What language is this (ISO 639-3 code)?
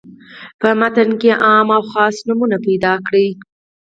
pus